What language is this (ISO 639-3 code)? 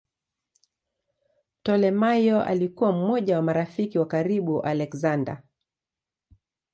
swa